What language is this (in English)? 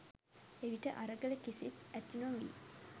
Sinhala